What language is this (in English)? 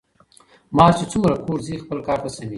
Pashto